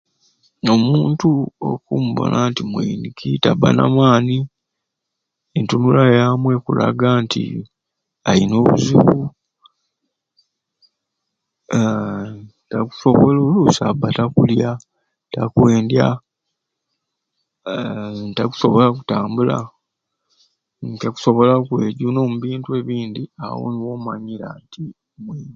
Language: Ruuli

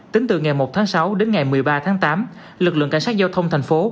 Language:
Vietnamese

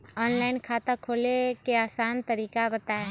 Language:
Magahi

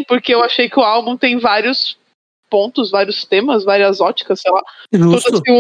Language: Portuguese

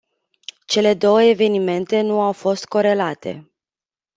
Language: Romanian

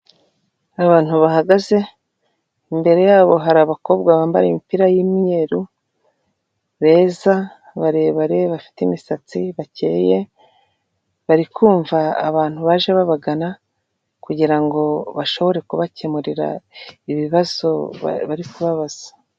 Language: Kinyarwanda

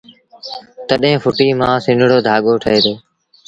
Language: Sindhi Bhil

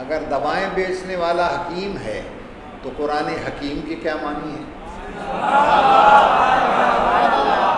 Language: Hindi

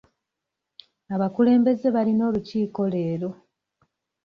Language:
Ganda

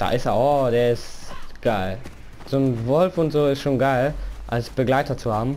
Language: German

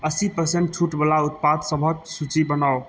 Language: Maithili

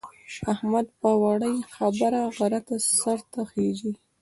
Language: Pashto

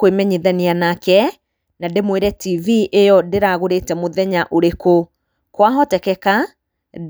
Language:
Kikuyu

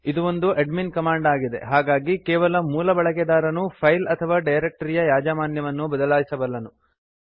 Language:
Kannada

